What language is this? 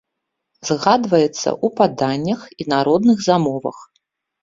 Belarusian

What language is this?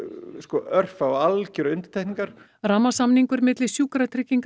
Icelandic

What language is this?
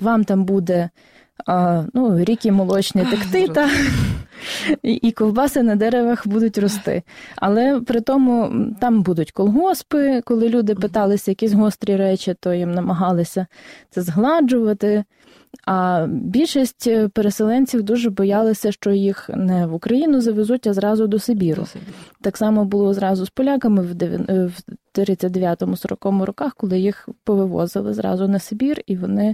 Ukrainian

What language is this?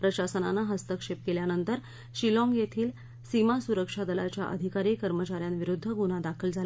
Marathi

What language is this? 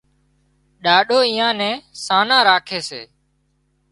Wadiyara Koli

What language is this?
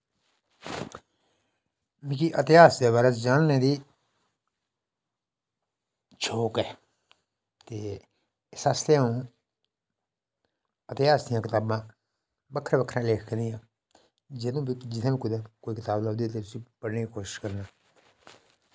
Dogri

